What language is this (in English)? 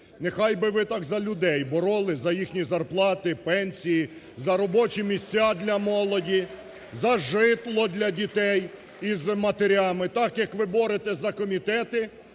Ukrainian